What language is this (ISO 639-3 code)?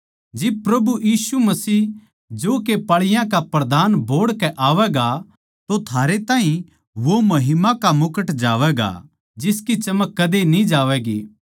bgc